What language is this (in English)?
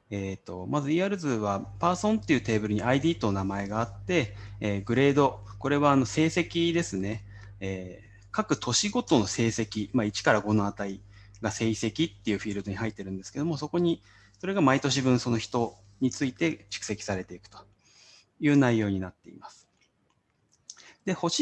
Japanese